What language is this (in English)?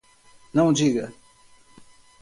Portuguese